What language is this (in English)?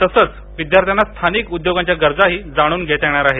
Marathi